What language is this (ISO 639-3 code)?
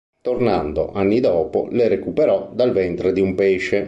ita